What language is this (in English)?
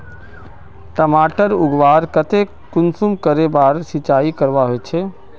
Magahi